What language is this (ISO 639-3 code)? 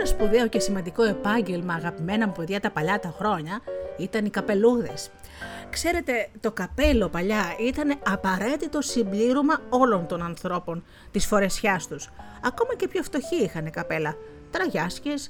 ell